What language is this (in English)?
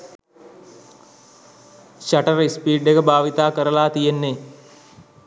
Sinhala